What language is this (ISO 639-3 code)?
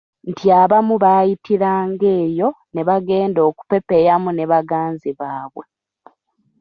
lug